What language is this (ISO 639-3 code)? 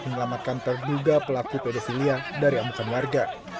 ind